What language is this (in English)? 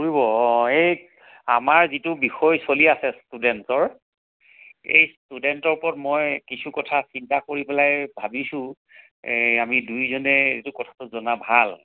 Assamese